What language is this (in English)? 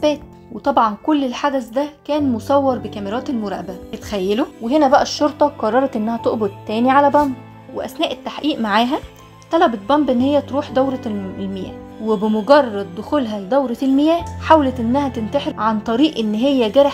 Arabic